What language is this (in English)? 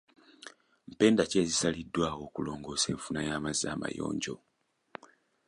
Ganda